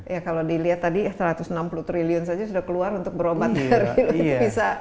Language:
Indonesian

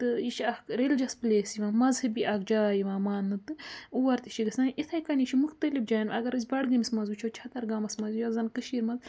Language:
Kashmiri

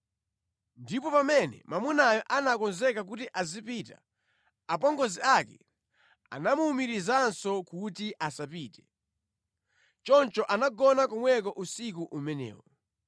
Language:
Nyanja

